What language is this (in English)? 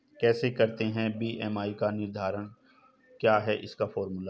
Hindi